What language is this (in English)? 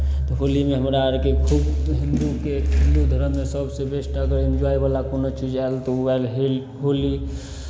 Maithili